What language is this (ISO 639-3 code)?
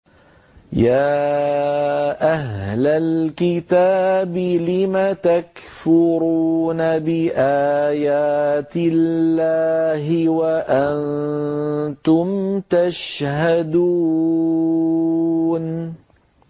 ara